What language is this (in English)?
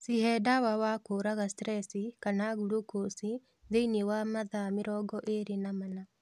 Kikuyu